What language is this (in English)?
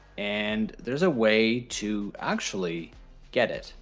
English